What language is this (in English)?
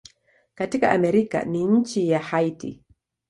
Swahili